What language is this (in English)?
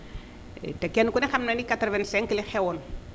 Wolof